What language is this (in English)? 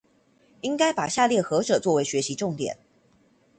Chinese